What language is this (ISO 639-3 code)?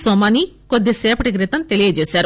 tel